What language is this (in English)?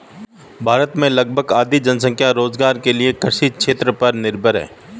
Hindi